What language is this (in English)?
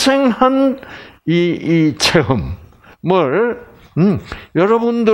Korean